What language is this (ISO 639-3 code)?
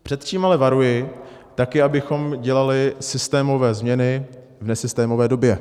ces